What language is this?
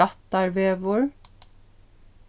Faroese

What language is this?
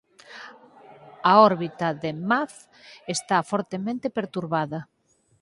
Galician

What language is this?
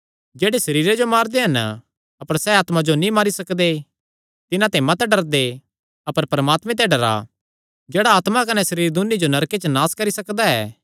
Kangri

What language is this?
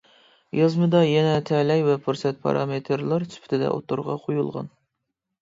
Uyghur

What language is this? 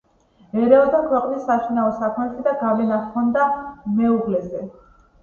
Georgian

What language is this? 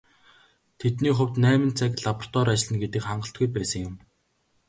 Mongolian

